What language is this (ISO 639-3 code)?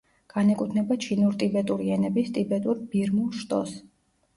kat